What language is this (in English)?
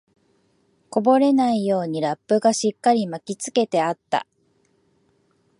Japanese